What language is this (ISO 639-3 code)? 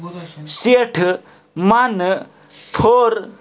kas